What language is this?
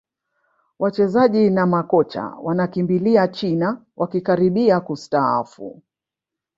Swahili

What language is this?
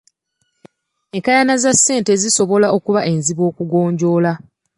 Ganda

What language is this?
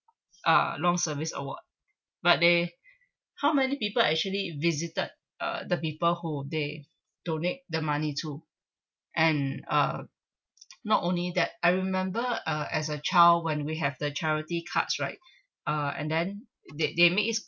English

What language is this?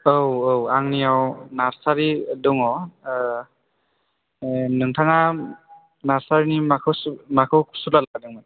Bodo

